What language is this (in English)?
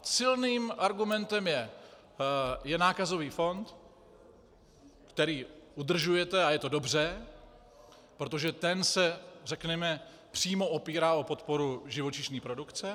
Czech